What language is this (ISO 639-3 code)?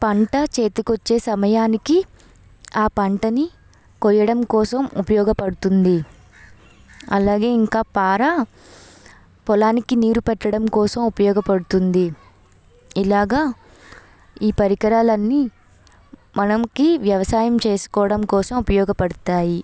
tel